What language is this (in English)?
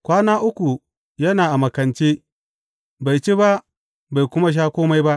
Hausa